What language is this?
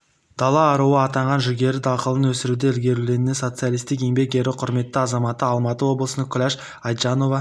Kazakh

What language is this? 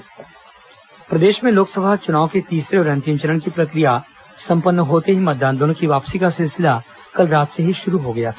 Hindi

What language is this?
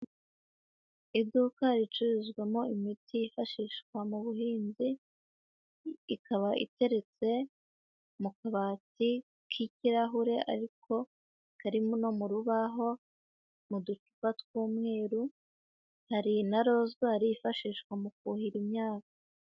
Kinyarwanda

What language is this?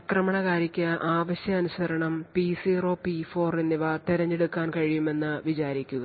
Malayalam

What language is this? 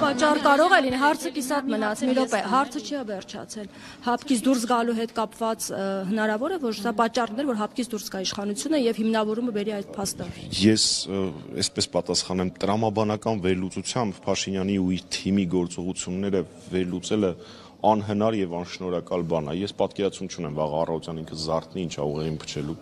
Romanian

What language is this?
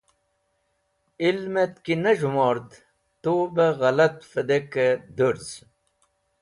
Wakhi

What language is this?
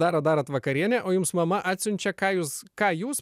Lithuanian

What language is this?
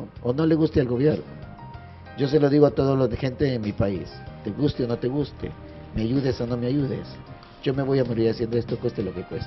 Spanish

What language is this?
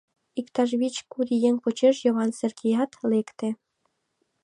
Mari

